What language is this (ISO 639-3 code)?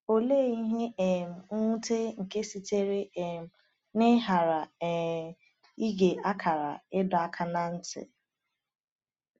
ibo